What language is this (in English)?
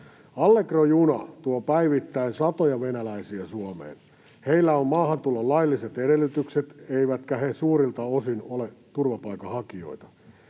Finnish